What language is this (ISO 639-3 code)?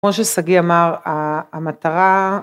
heb